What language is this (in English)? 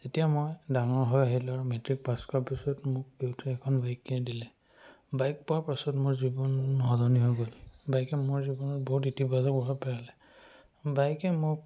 Assamese